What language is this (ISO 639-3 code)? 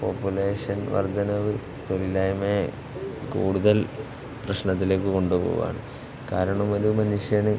mal